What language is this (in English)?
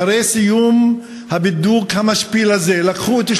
Hebrew